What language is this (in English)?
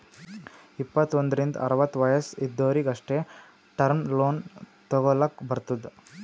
Kannada